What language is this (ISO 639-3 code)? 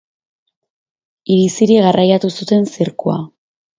eus